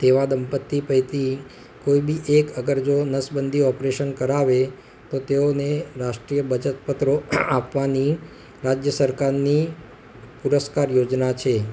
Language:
Gujarati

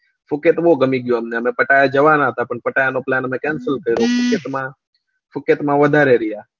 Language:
Gujarati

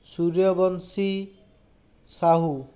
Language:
Odia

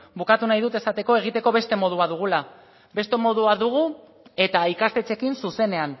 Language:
Basque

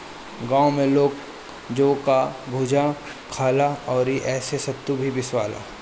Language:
Bhojpuri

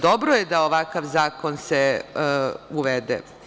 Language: Serbian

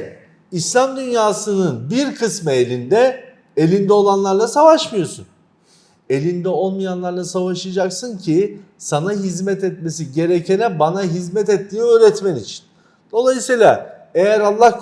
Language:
Turkish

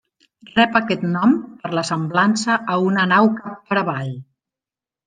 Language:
Catalan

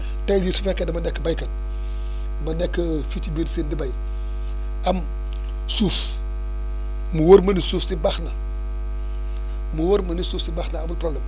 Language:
Wolof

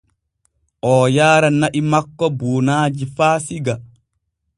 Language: Borgu Fulfulde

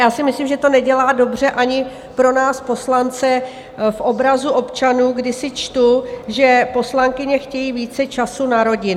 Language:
Czech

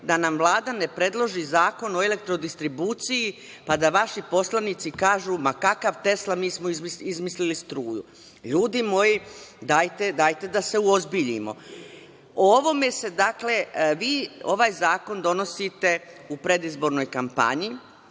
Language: Serbian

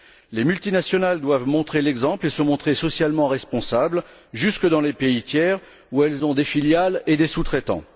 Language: French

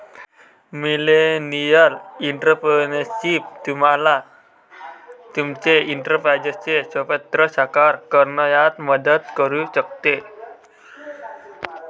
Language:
Marathi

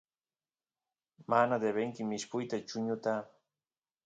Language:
Santiago del Estero Quichua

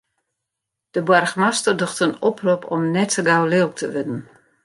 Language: Western Frisian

